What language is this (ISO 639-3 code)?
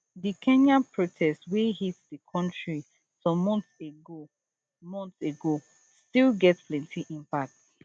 pcm